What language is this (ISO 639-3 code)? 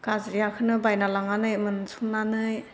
brx